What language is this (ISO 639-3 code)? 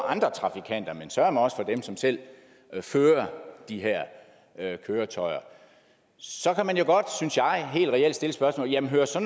dan